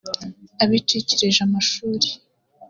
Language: Kinyarwanda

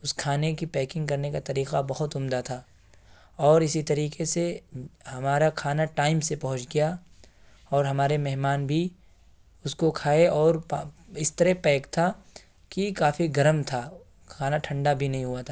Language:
Urdu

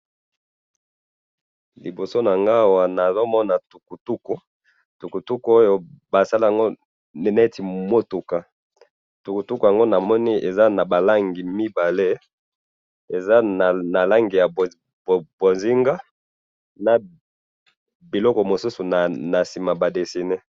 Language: Lingala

